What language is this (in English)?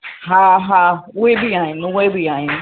Sindhi